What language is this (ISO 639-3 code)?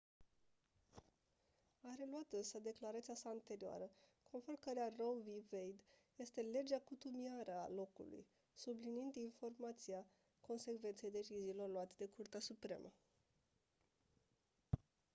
ron